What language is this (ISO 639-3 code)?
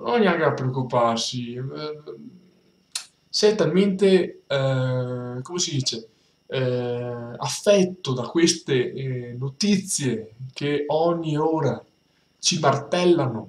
ita